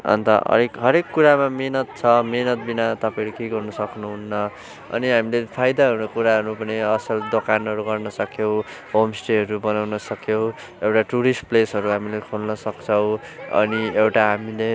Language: Nepali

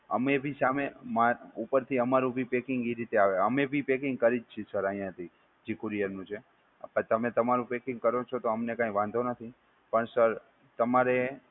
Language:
Gujarati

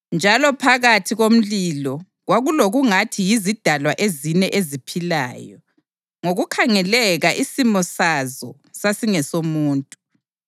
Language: North Ndebele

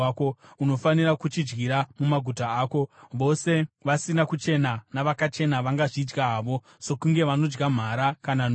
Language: Shona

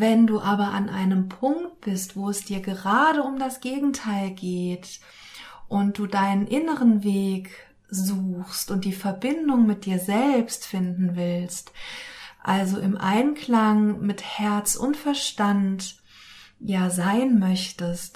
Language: German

